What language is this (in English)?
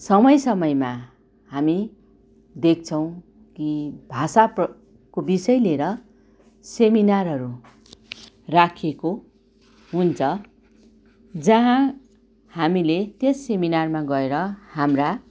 Nepali